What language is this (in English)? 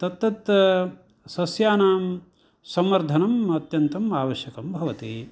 Sanskrit